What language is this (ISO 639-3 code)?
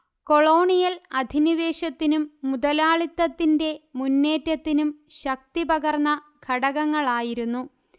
mal